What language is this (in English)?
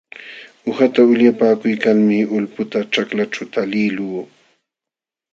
Jauja Wanca Quechua